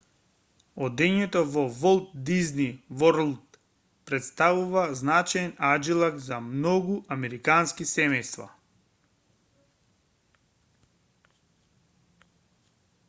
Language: Macedonian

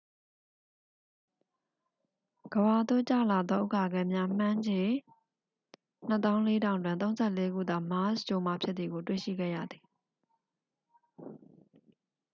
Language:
Burmese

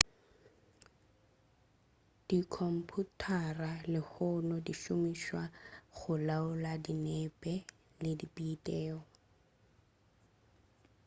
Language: Northern Sotho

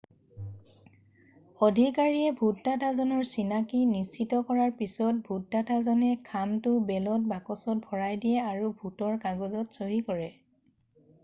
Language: Assamese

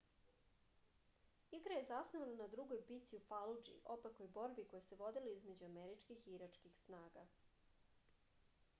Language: Serbian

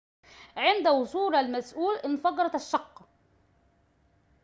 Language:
Arabic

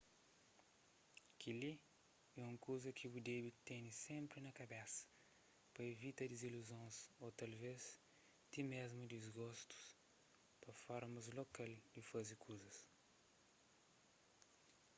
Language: Kabuverdianu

